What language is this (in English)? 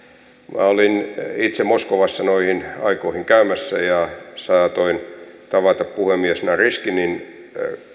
Finnish